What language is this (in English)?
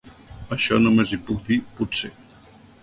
Catalan